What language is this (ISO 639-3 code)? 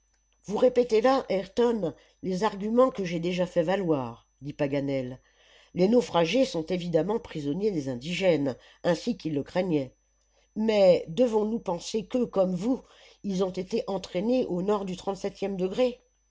fra